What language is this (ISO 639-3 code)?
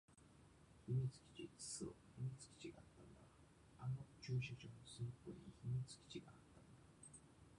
jpn